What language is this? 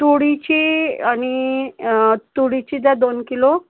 Marathi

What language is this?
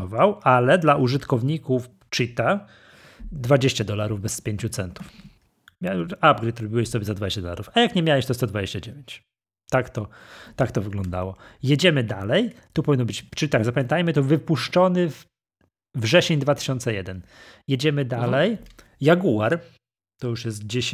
Polish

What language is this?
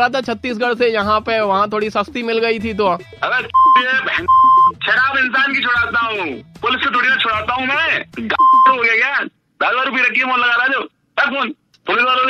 Hindi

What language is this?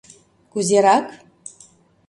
Mari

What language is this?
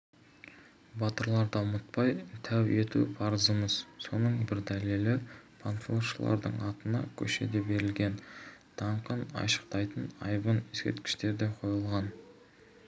Kazakh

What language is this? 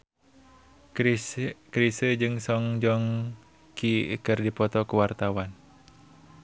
Sundanese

